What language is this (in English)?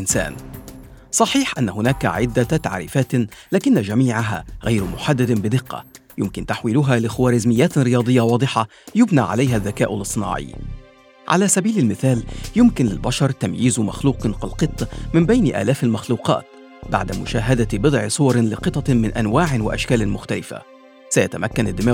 Arabic